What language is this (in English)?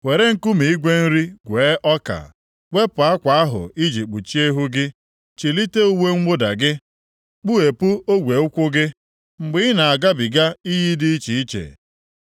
Igbo